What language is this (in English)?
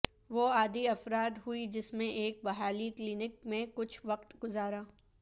Urdu